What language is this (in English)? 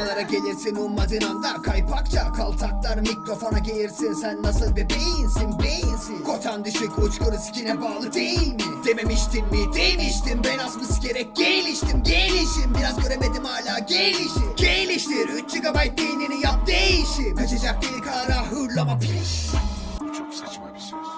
Turkish